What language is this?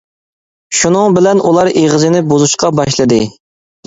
Uyghur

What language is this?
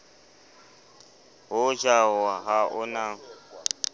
Southern Sotho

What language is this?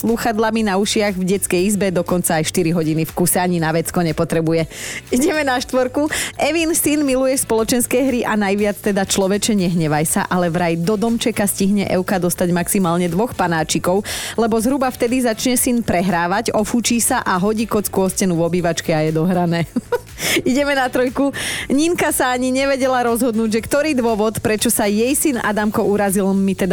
Slovak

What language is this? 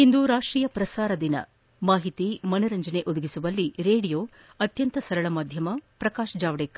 Kannada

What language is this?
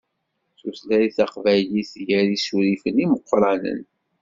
Kabyle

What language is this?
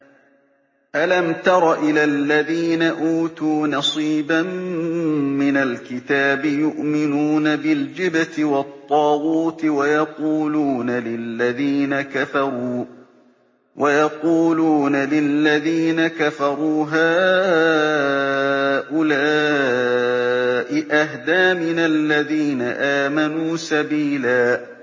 Arabic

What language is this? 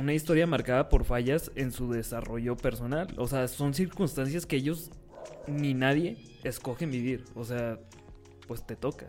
Spanish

